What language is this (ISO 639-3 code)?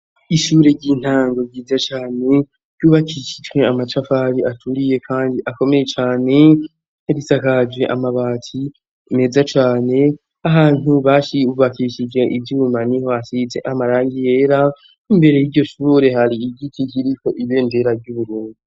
run